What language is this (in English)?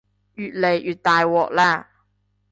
Cantonese